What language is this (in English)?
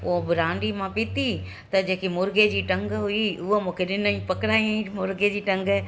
Sindhi